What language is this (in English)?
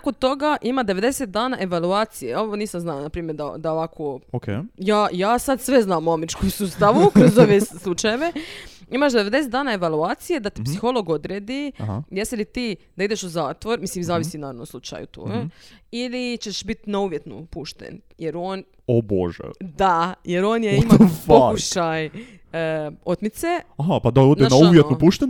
Croatian